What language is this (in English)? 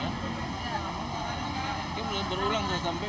Indonesian